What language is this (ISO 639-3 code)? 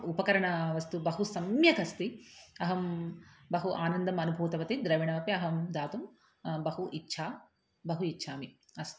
san